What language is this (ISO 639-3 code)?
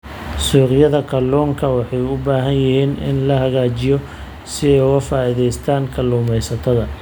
som